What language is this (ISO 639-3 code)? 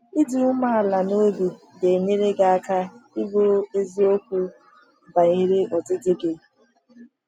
ibo